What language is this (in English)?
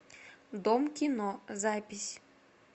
Russian